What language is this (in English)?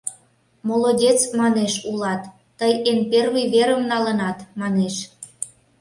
Mari